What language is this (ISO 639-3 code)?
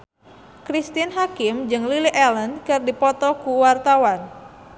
sun